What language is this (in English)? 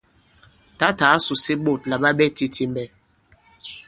Bankon